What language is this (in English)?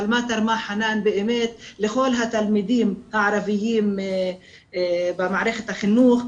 Hebrew